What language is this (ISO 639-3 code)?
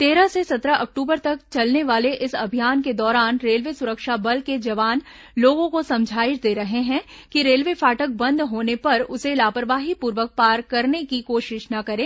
hin